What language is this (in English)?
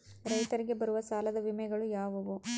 Kannada